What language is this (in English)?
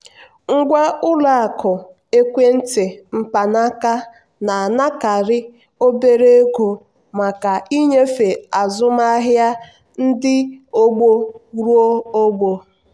Igbo